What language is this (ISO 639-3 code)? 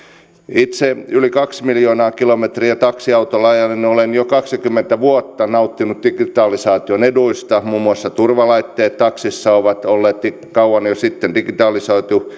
fin